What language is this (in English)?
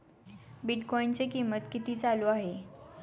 Marathi